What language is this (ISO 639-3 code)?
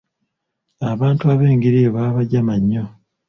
lug